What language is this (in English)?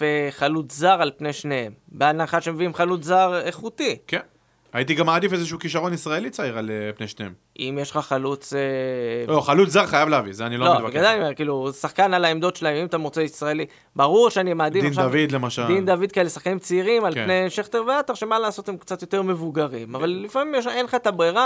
Hebrew